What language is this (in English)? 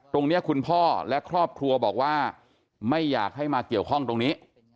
Thai